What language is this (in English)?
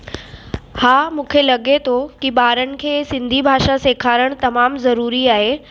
Sindhi